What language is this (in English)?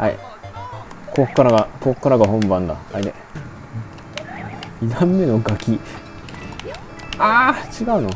Japanese